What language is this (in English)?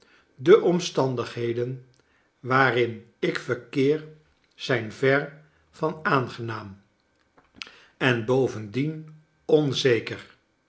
Dutch